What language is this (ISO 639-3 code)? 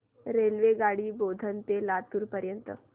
mar